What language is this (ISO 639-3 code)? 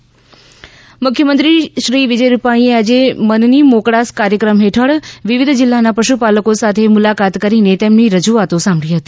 guj